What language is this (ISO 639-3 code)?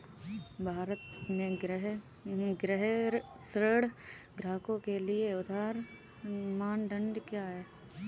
hin